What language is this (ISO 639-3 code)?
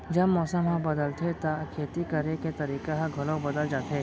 hne